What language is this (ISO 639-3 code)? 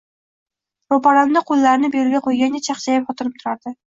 uzb